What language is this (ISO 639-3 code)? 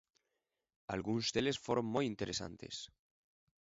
glg